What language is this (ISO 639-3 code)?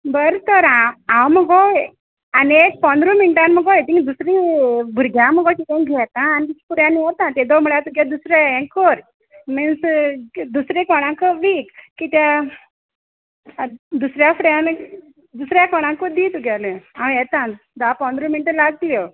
kok